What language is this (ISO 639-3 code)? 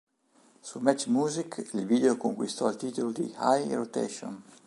ita